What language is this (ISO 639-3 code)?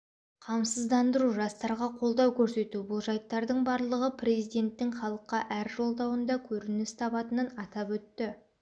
kaz